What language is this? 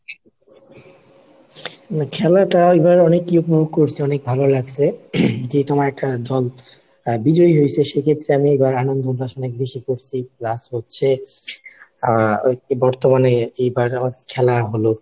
Bangla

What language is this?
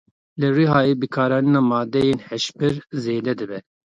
Kurdish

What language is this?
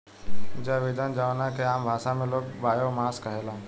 Bhojpuri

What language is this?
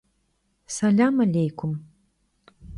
Kabardian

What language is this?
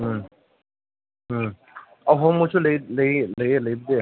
Manipuri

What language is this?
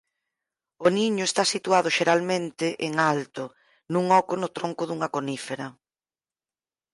Galician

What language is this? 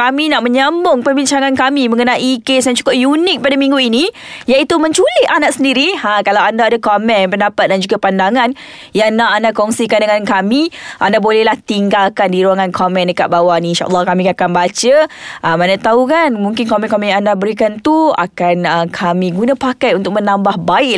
Malay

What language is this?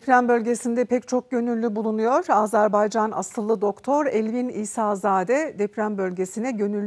Turkish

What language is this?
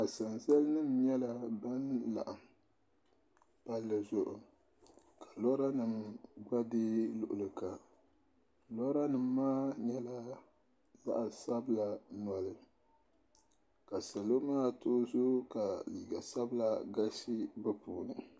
Dagbani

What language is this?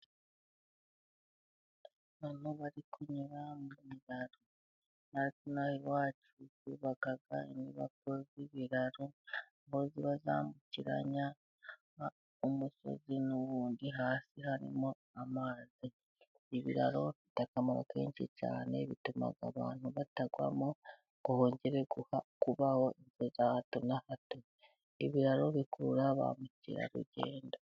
Kinyarwanda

